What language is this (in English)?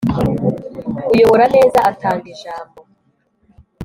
Kinyarwanda